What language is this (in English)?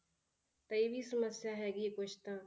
Punjabi